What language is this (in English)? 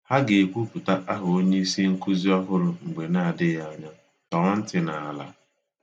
Igbo